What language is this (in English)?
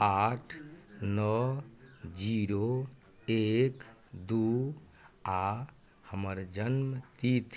Maithili